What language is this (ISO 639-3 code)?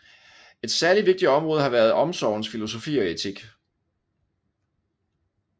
dan